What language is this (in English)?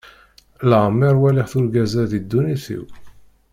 Kabyle